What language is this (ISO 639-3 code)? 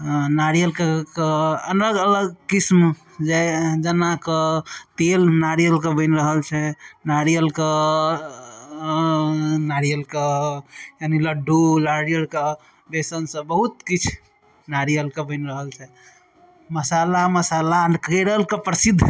mai